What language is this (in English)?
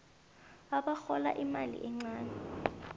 South Ndebele